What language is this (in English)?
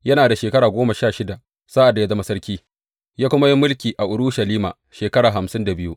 Hausa